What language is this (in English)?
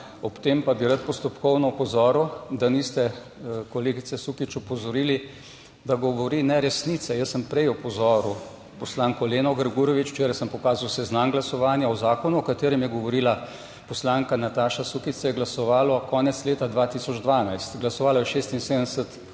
Slovenian